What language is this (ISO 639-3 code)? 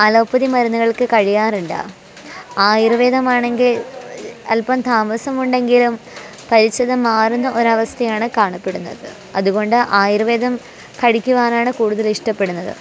mal